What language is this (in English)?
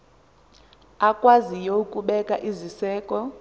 Xhosa